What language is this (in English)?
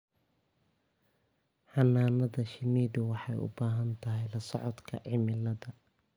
Somali